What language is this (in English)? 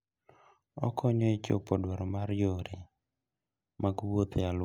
Luo (Kenya and Tanzania)